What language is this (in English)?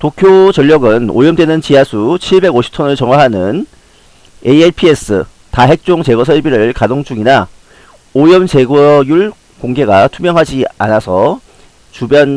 Korean